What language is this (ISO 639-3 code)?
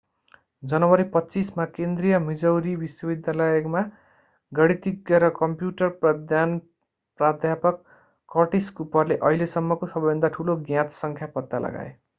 nep